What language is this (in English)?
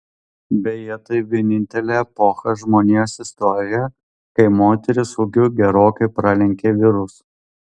Lithuanian